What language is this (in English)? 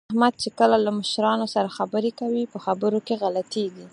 Pashto